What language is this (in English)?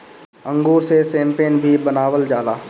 Bhojpuri